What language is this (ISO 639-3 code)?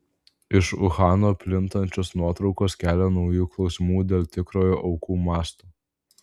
lit